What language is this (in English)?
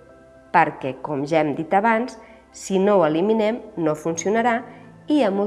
Catalan